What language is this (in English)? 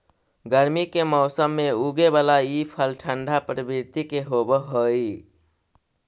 Magahi